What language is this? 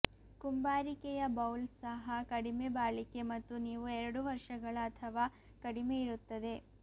Kannada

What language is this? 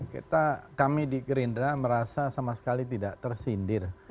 Indonesian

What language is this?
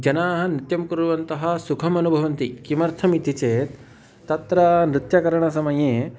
Sanskrit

